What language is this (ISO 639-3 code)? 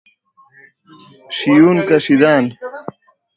fas